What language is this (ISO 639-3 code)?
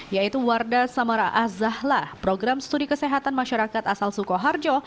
ind